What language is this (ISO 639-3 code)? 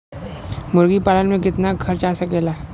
bho